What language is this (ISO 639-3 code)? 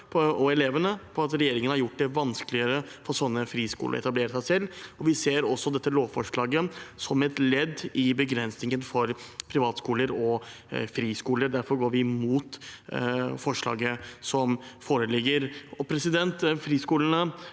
nor